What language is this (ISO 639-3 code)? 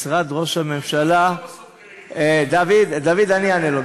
heb